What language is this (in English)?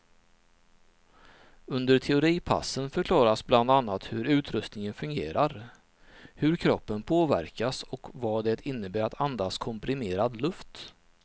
Swedish